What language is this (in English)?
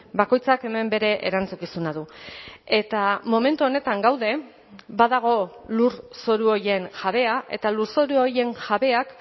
Basque